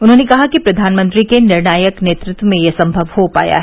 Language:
Hindi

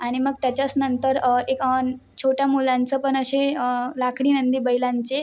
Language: Marathi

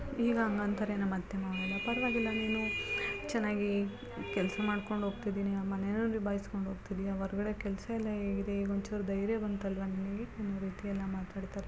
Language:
Kannada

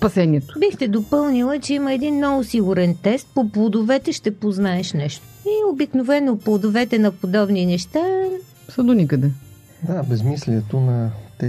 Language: Bulgarian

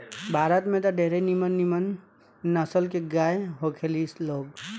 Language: Bhojpuri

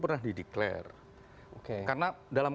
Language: Indonesian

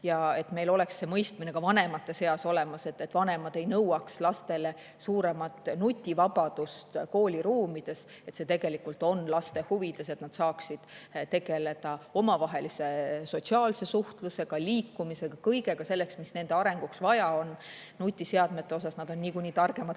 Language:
Estonian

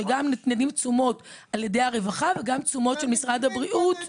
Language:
Hebrew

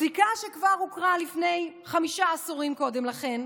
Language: Hebrew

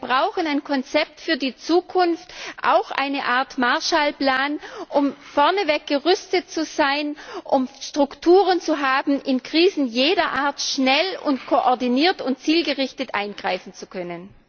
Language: German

